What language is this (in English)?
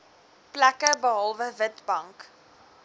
Afrikaans